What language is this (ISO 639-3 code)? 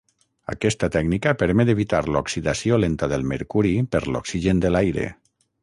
cat